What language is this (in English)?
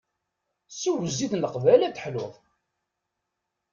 Kabyle